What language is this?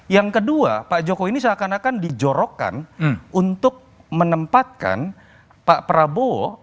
Indonesian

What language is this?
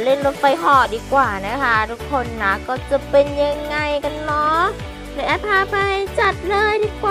Thai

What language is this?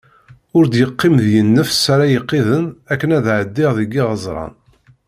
Kabyle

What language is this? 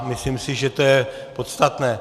Czech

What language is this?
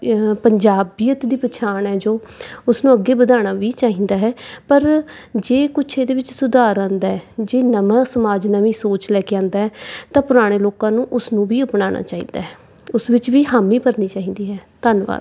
Punjabi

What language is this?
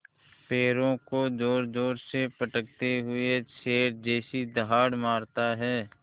Hindi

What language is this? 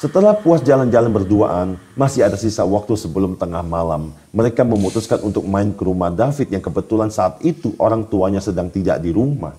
Indonesian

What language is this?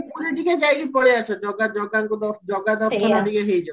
Odia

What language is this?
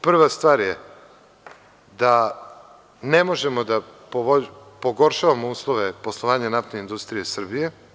Serbian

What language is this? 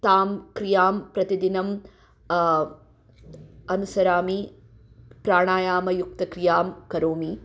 Sanskrit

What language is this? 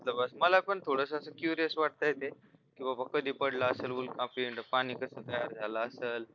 Marathi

